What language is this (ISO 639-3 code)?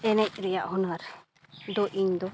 sat